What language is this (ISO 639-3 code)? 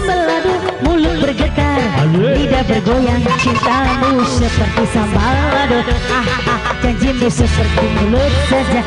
ind